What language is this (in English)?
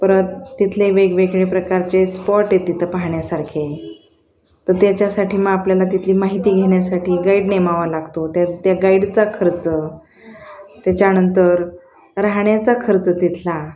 Marathi